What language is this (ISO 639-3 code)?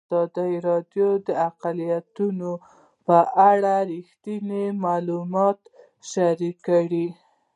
pus